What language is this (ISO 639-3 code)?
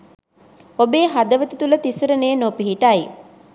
sin